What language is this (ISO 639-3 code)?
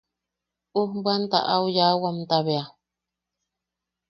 yaq